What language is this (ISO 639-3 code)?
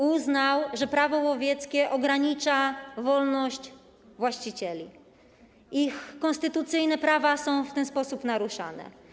pol